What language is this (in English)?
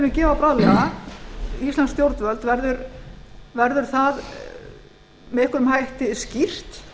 Icelandic